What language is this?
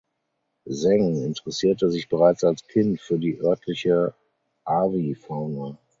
German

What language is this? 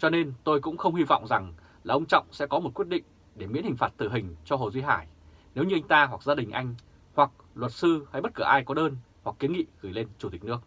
Vietnamese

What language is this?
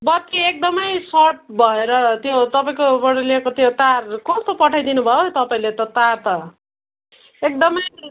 Nepali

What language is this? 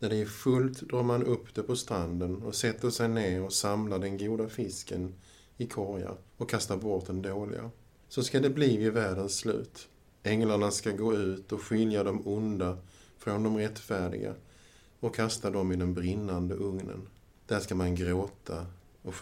Swedish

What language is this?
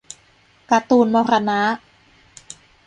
Thai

